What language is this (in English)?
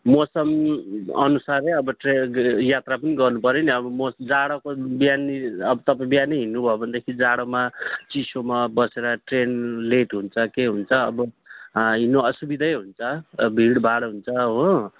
Nepali